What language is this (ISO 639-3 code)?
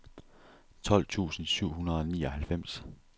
dan